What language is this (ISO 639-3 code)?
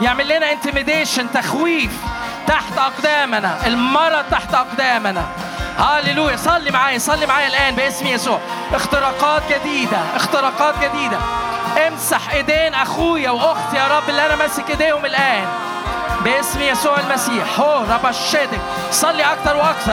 ara